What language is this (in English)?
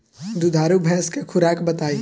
Bhojpuri